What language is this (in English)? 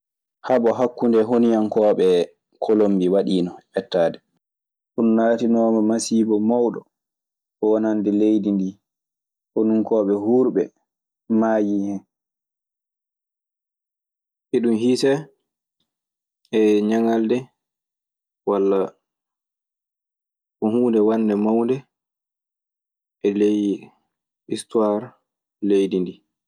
Maasina Fulfulde